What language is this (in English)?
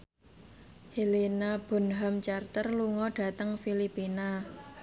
Javanese